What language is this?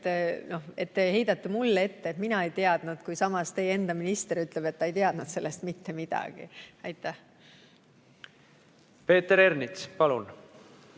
Estonian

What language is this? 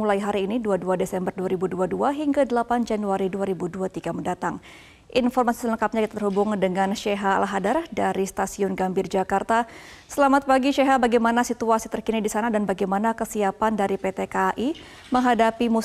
Indonesian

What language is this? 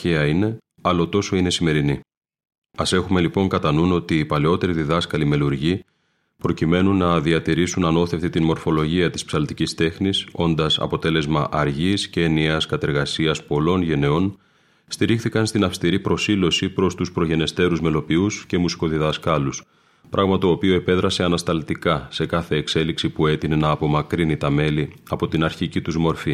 Greek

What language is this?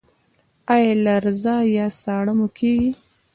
Pashto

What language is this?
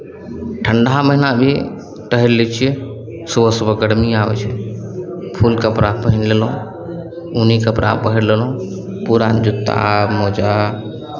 Maithili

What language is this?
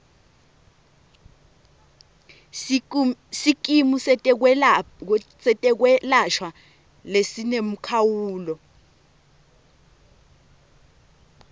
Swati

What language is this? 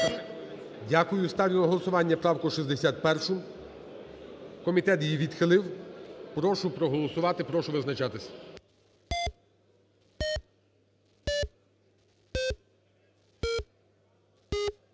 Ukrainian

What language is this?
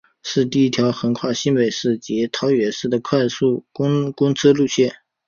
Chinese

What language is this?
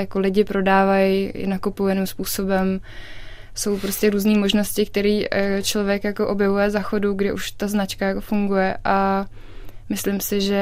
Czech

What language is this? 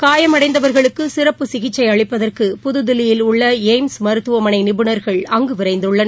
Tamil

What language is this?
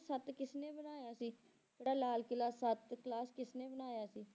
Punjabi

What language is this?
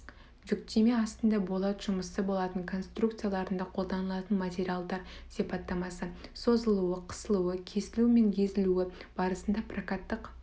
Kazakh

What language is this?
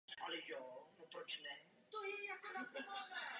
Czech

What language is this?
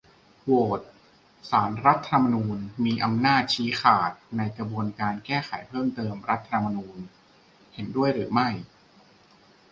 Thai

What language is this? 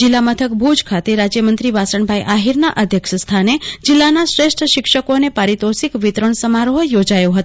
Gujarati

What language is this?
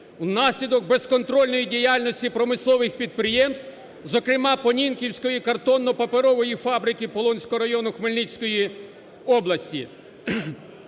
Ukrainian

